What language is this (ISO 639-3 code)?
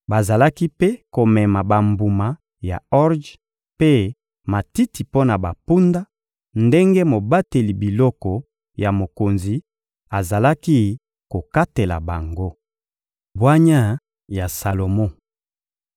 lin